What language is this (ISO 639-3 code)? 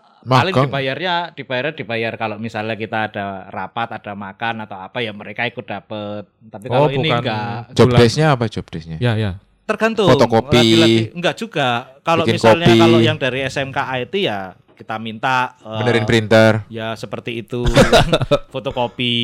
ind